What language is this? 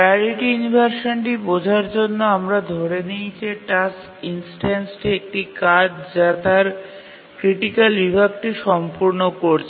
Bangla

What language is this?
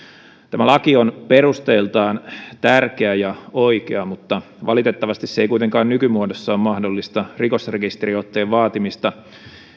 Finnish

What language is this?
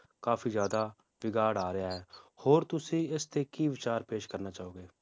Punjabi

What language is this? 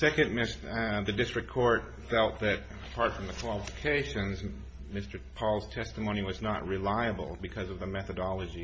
English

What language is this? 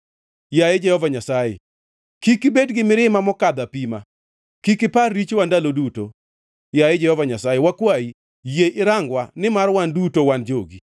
Luo (Kenya and Tanzania)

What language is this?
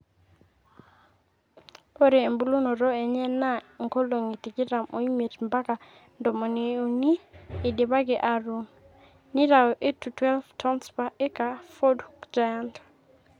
Masai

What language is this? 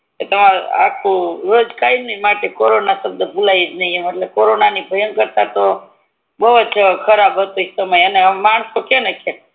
Gujarati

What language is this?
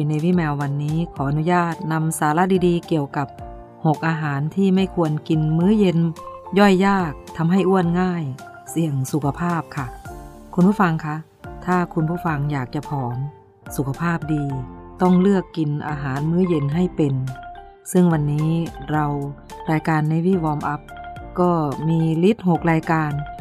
Thai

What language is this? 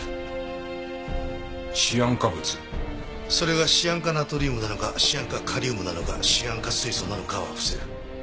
Japanese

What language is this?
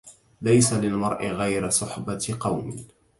Arabic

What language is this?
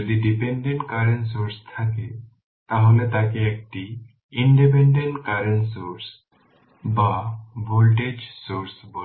Bangla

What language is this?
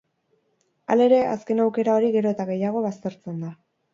Basque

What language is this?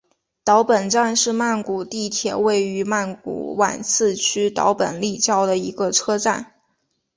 Chinese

